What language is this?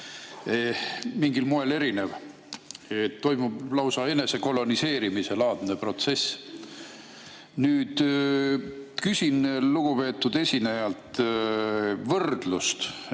Estonian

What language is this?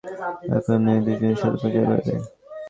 Bangla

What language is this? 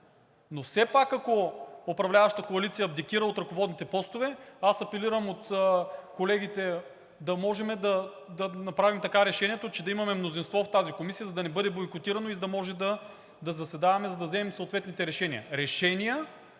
Bulgarian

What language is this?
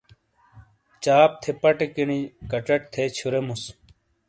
Shina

